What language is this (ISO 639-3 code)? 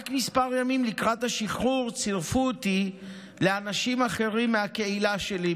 heb